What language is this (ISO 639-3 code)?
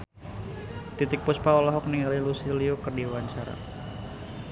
sun